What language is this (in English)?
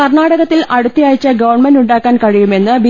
Malayalam